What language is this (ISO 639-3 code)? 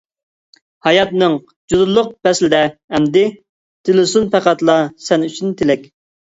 uig